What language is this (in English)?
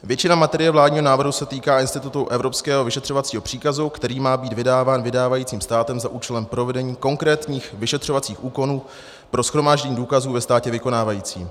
Czech